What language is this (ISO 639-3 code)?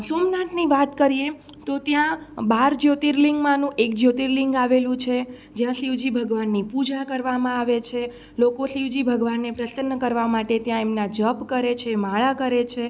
guj